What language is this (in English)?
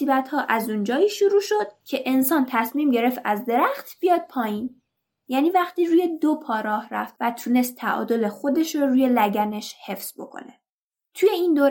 Persian